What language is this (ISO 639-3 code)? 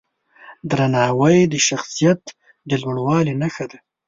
pus